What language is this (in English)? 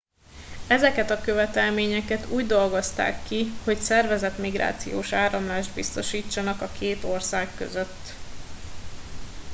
Hungarian